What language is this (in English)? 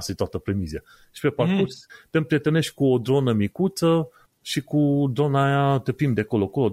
Romanian